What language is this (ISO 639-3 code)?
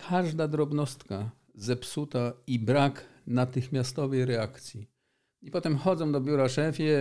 pol